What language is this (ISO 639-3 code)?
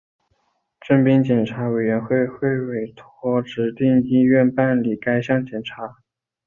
zho